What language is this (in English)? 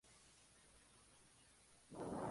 Spanish